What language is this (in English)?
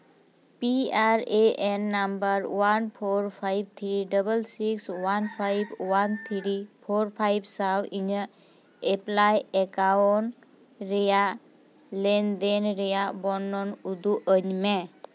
Santali